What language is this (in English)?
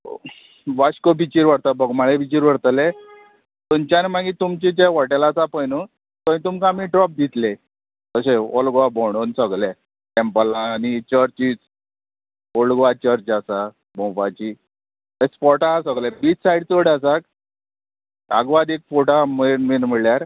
Konkani